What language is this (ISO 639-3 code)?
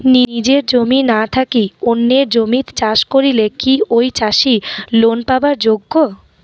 ben